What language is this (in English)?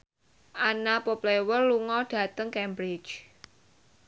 Javanese